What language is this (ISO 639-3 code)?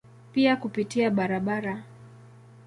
swa